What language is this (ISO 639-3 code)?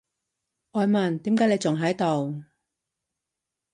yue